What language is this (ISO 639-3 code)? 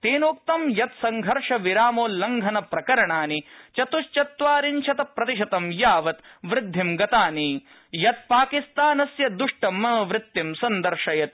san